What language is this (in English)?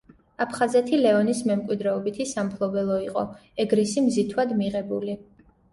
Georgian